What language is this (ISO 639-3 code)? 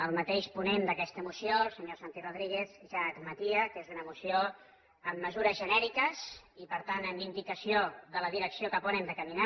cat